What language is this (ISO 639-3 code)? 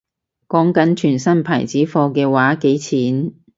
yue